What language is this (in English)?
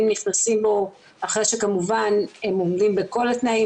Hebrew